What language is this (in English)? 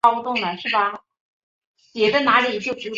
Chinese